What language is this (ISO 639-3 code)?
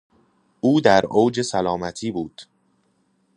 fas